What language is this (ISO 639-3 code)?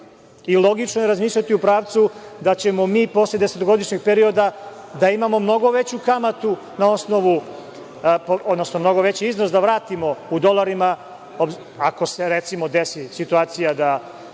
srp